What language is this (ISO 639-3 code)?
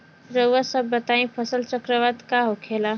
bho